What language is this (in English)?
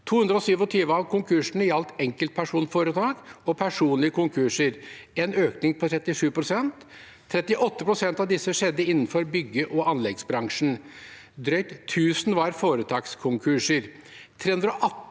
Norwegian